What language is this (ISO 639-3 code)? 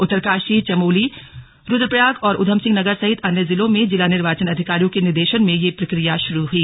hin